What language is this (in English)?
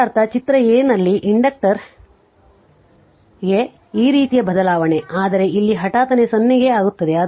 Kannada